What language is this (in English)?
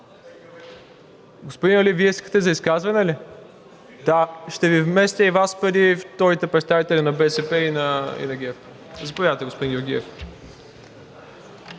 Bulgarian